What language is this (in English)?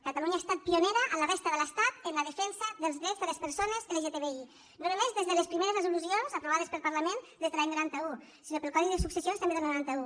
Catalan